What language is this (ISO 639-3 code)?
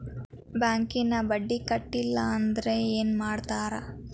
kan